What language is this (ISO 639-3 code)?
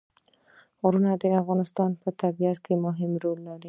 pus